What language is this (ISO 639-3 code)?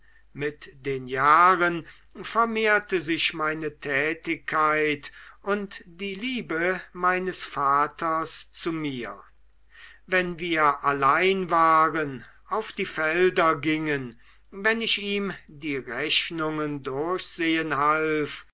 deu